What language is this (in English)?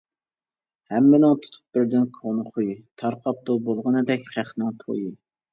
Uyghur